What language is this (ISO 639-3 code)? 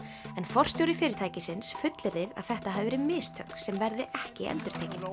isl